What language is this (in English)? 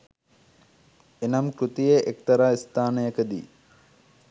Sinhala